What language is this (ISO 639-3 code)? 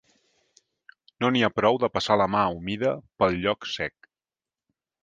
cat